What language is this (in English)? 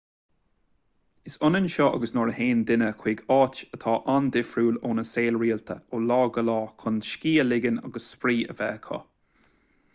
Irish